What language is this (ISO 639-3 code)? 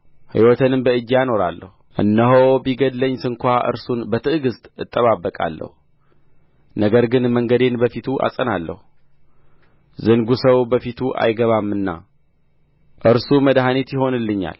amh